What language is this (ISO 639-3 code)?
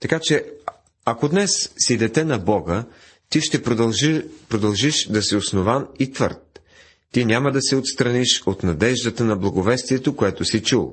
bul